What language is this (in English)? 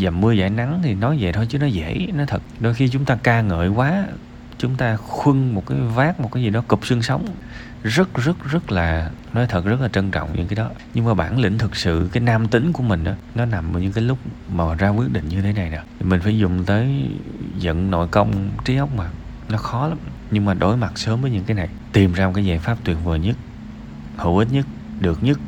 Vietnamese